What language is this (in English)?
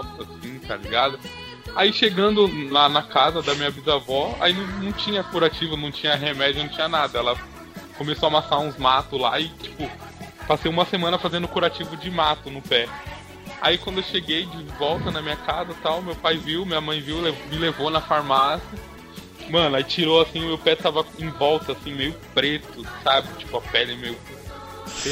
Portuguese